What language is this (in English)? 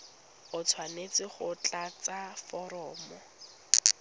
Tswana